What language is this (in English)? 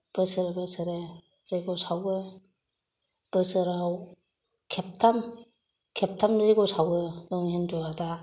Bodo